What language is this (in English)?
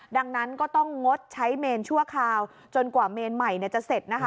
Thai